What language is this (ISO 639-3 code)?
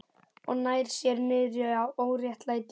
isl